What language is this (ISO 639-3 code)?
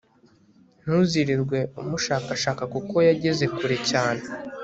kin